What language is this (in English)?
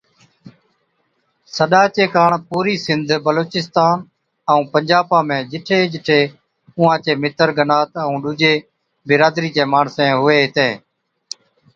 Od